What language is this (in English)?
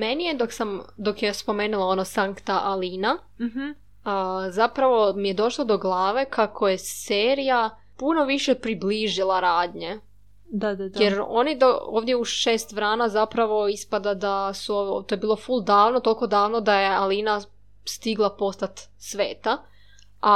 Croatian